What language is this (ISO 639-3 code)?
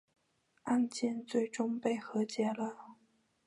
zho